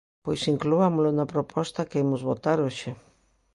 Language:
Galician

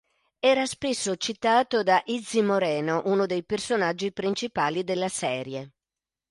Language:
Italian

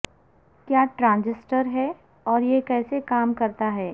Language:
Urdu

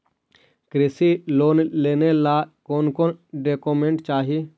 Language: Magahi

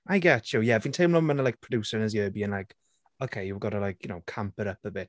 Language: Welsh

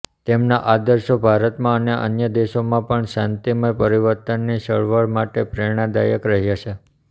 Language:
Gujarati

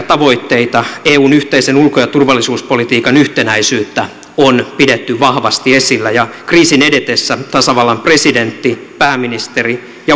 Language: Finnish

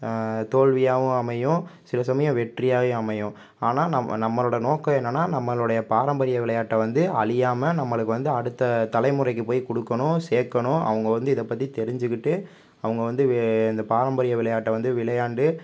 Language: Tamil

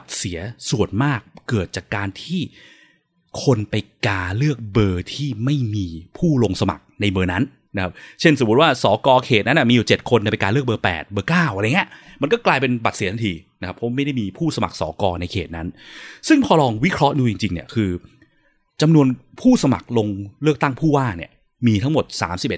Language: Thai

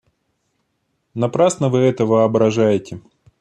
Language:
Russian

